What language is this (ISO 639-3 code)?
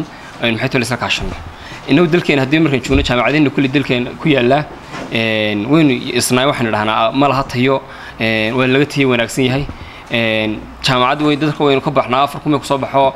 ara